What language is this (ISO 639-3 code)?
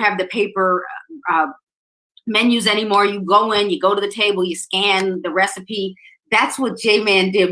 eng